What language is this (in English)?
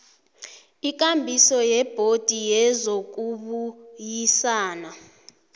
South Ndebele